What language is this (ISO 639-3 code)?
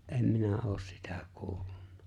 fin